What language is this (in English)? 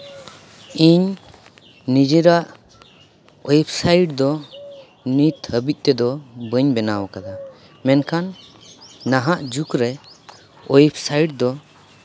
Santali